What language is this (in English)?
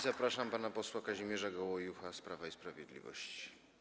Polish